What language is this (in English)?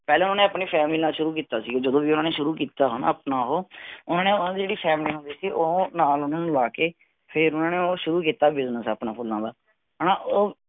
Punjabi